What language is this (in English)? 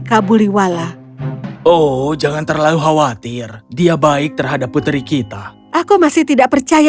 Indonesian